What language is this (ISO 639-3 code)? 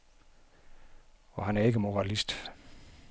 dan